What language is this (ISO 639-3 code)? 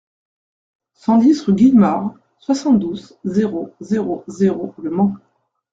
fra